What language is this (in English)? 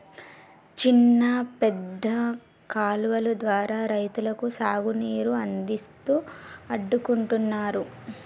Telugu